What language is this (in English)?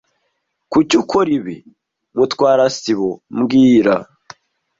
Kinyarwanda